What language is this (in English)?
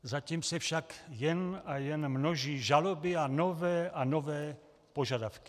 Czech